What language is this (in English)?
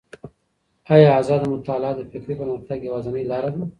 Pashto